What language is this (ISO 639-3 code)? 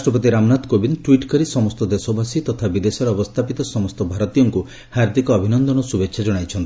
ori